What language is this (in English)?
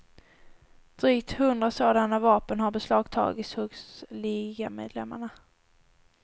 Swedish